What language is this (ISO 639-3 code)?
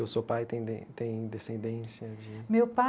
por